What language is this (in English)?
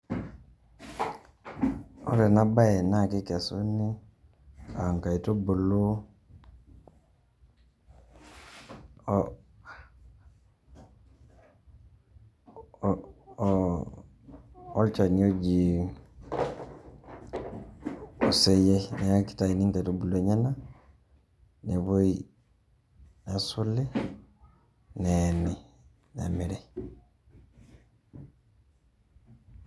Masai